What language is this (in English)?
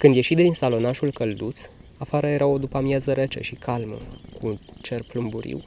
Romanian